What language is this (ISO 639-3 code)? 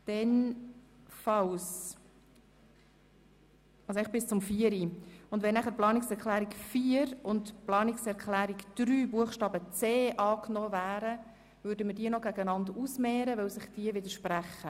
gsw